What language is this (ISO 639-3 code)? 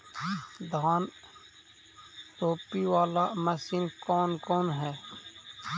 mag